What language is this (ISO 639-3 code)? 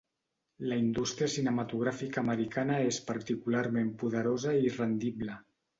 cat